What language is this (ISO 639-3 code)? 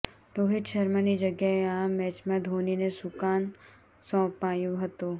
guj